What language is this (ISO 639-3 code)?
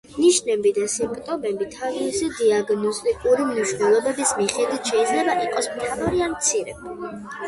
kat